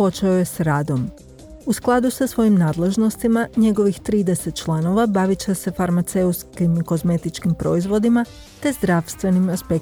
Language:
Croatian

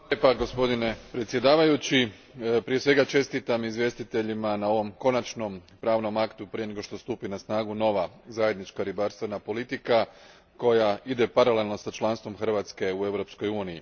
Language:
Croatian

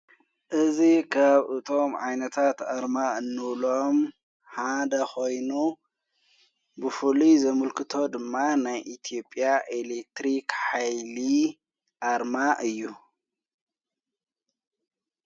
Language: Tigrinya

